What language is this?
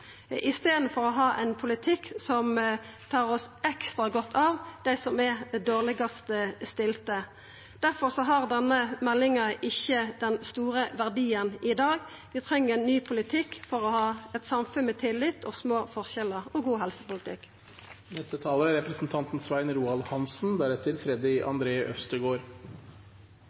Norwegian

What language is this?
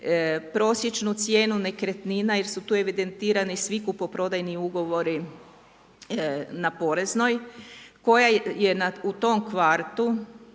Croatian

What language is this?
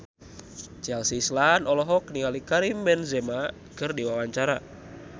Sundanese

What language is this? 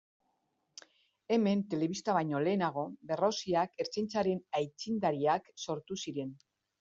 Basque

